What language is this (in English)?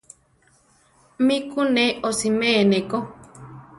Central Tarahumara